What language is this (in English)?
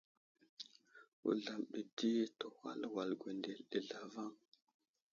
Wuzlam